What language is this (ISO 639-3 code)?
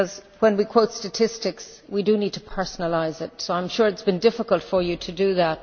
eng